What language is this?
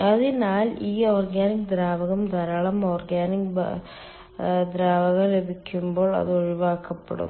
Malayalam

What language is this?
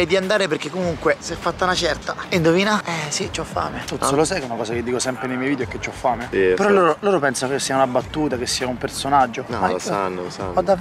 Italian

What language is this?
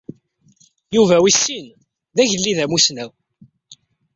Kabyle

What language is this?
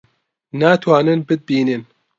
Central Kurdish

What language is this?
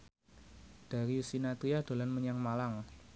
Javanese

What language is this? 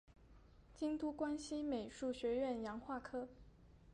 Chinese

